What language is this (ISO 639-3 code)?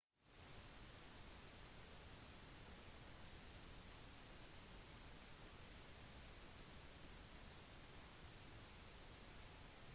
nob